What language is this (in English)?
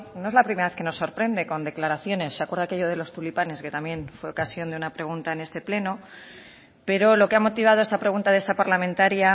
Spanish